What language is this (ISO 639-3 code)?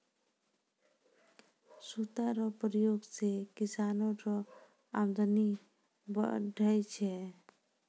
mai